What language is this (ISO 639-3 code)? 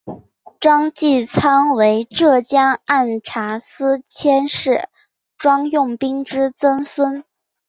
zho